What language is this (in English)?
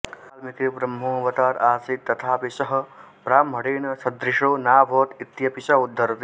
Sanskrit